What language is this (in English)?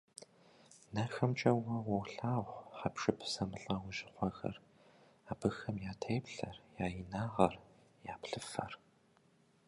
Kabardian